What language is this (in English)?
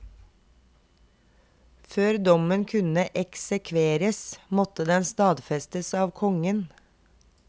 Norwegian